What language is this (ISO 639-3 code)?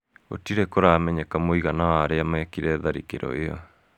kik